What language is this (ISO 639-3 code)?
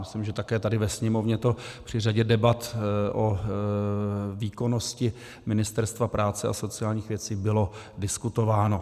ces